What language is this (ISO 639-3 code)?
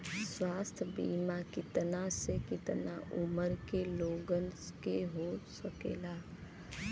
bho